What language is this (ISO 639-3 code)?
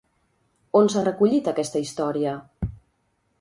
cat